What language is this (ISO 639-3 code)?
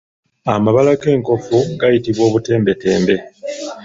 lug